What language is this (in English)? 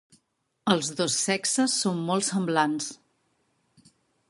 Catalan